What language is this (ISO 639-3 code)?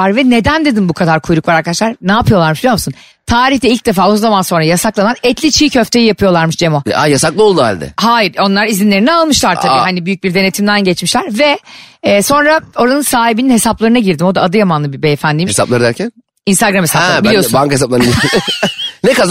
tur